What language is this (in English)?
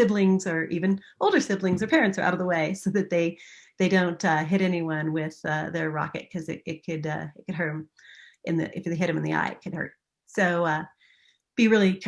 English